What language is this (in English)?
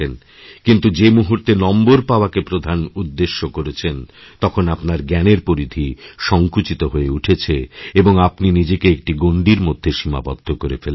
Bangla